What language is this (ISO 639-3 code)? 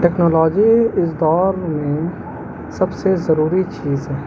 urd